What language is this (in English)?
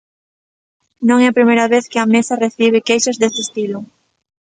Galician